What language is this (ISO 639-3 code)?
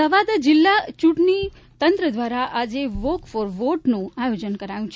guj